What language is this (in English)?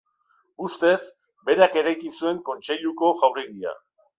Basque